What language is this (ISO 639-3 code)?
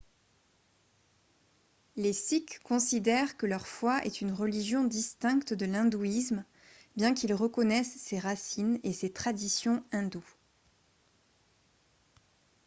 fra